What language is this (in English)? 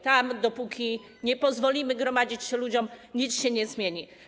Polish